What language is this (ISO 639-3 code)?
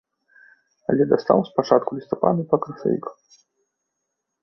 bel